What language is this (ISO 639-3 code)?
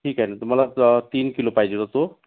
mar